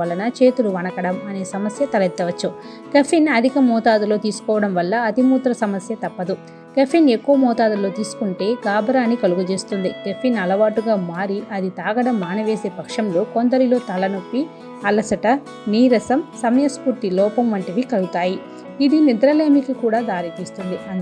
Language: Thai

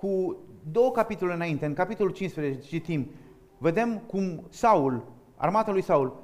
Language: Romanian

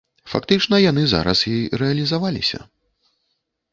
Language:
Belarusian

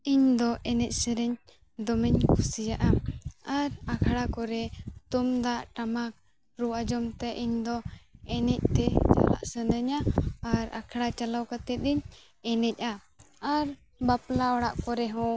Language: Santali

